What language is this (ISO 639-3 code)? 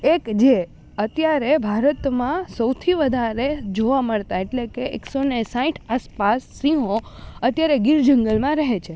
guj